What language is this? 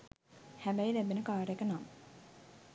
Sinhala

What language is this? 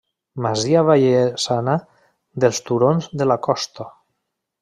Catalan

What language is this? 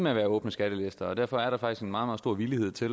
Danish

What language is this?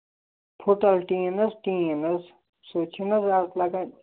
Kashmiri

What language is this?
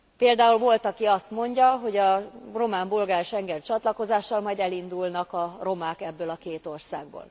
Hungarian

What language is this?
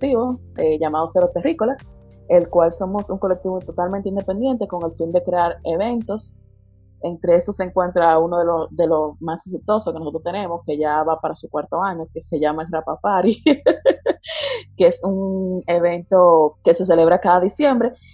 Spanish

